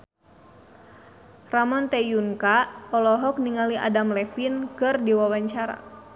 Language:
Sundanese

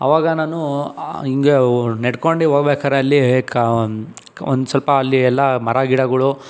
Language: Kannada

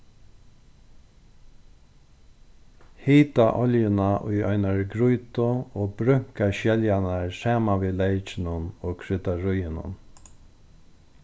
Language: Faroese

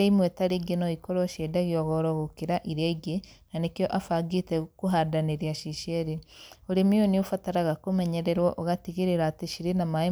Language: Kikuyu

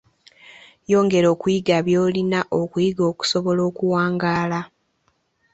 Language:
Ganda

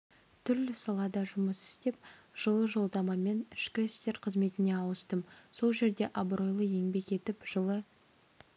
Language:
Kazakh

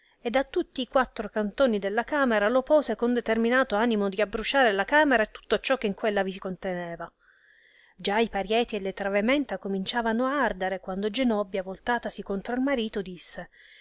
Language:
Italian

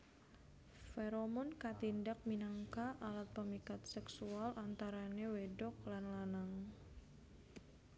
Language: Javanese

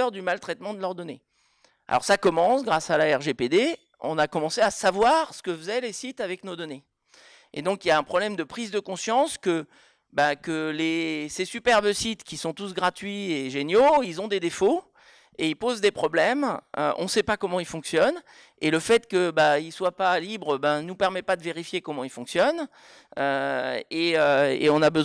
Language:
French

